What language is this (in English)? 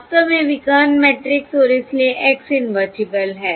Hindi